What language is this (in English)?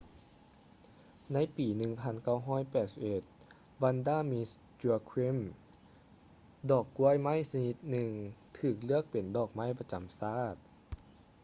Lao